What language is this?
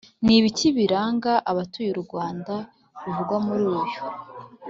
Kinyarwanda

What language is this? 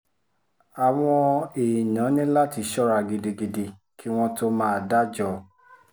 Yoruba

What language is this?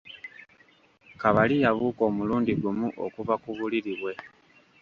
Ganda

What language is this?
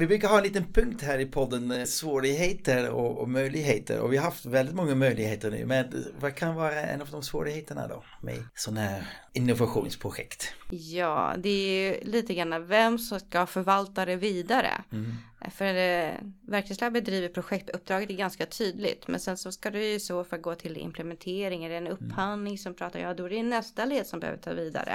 Swedish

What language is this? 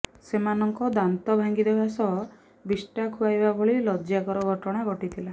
Odia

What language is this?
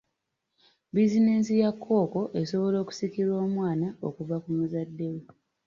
Ganda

